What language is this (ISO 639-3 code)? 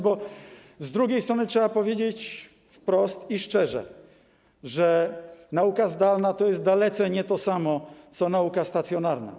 pol